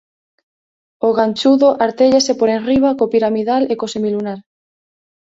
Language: Galician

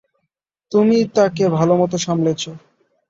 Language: Bangla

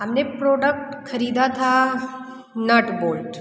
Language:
Hindi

